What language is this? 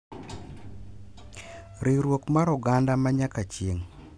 Luo (Kenya and Tanzania)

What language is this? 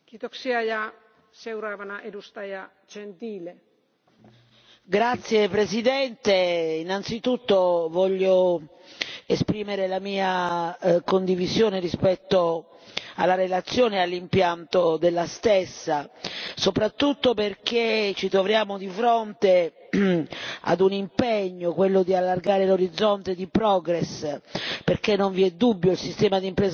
Italian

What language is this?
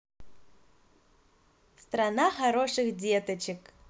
Russian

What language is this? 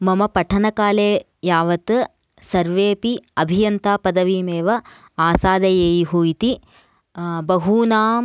Sanskrit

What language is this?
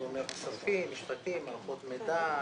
Hebrew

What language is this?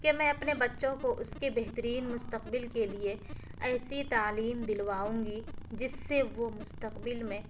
Urdu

